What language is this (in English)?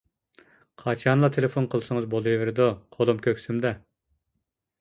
Uyghur